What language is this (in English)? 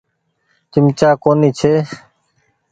Goaria